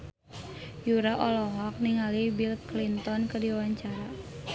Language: Sundanese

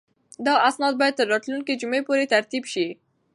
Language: Pashto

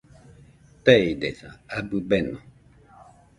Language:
Nüpode Huitoto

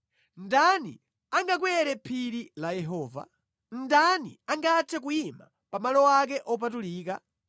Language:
Nyanja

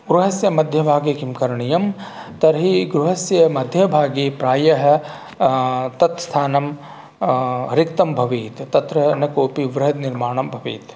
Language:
Sanskrit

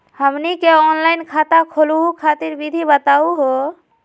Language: Magahi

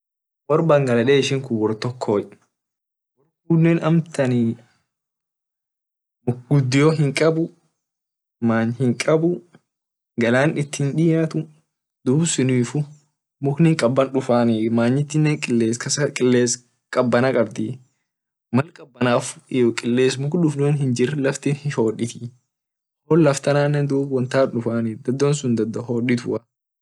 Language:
Orma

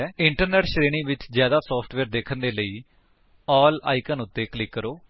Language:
Punjabi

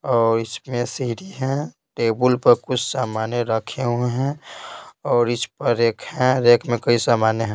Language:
Hindi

